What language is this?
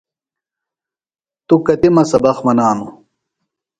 Phalura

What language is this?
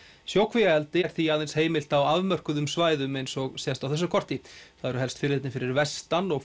Icelandic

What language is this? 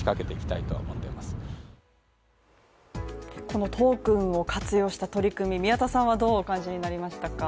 Japanese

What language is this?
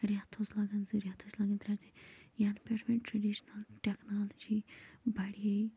Kashmiri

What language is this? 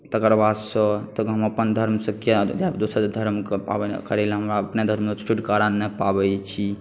Maithili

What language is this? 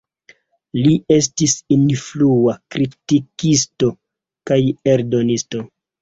Esperanto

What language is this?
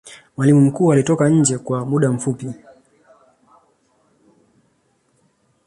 Swahili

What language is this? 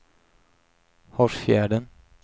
Swedish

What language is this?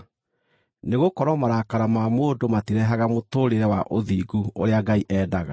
Kikuyu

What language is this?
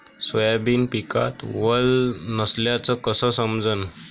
Marathi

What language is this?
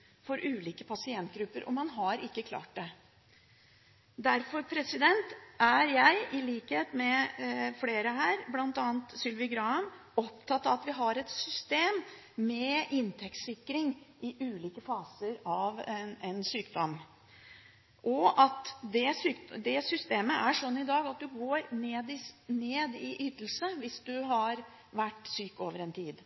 Norwegian Bokmål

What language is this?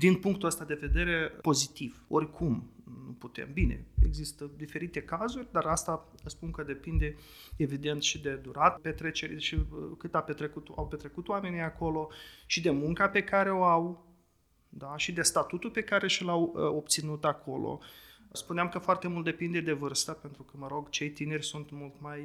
Romanian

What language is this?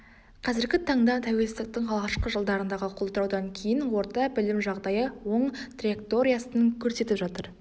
Kazakh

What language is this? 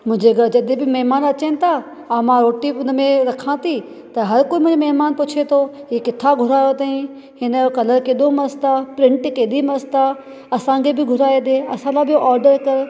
Sindhi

